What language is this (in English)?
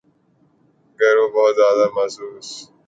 Urdu